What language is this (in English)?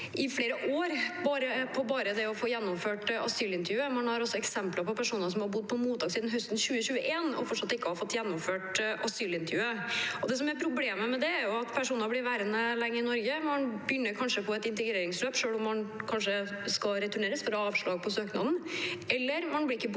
Norwegian